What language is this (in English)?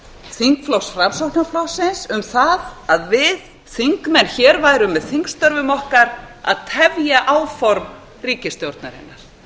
Icelandic